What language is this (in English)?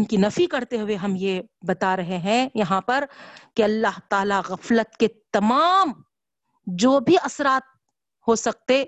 Urdu